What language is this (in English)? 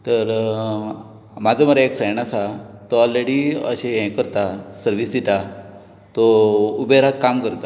Konkani